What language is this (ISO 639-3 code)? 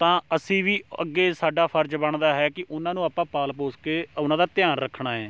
pan